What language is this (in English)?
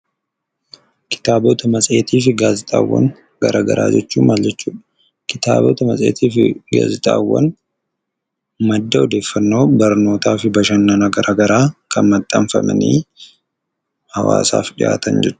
Oromo